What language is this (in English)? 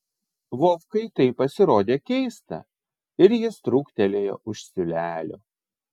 Lithuanian